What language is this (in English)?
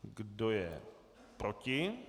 Czech